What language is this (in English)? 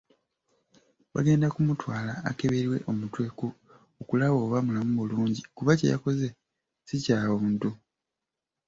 Ganda